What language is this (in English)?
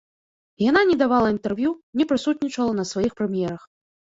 Belarusian